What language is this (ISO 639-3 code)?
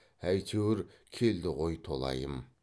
kaz